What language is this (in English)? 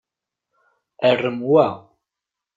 Kabyle